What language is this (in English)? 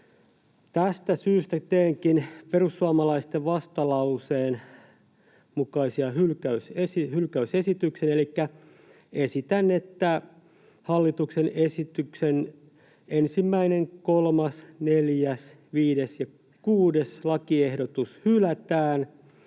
Finnish